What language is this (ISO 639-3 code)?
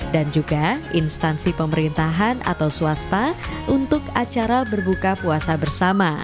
ind